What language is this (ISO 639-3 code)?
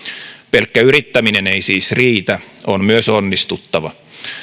fin